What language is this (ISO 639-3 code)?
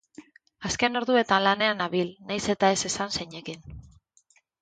eus